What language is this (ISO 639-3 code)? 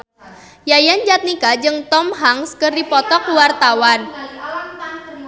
sun